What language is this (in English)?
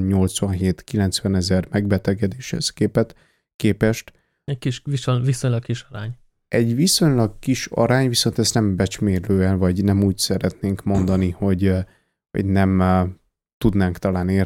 Hungarian